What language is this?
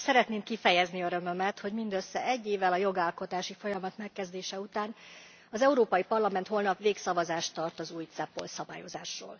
Hungarian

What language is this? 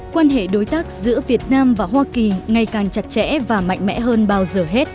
Vietnamese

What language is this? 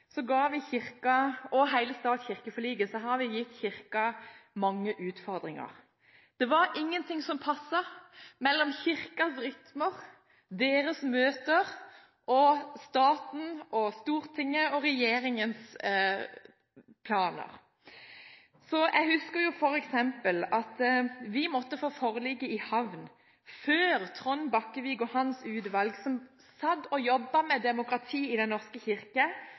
Norwegian Bokmål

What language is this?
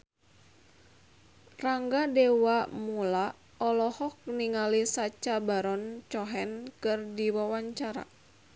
Sundanese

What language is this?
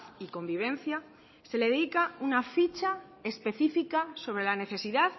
Spanish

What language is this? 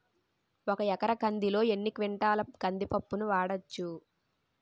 Telugu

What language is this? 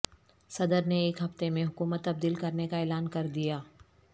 Urdu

